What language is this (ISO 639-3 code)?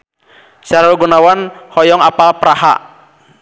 sun